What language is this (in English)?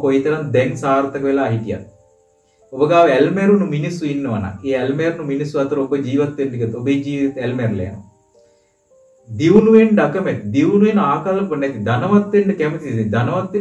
Hindi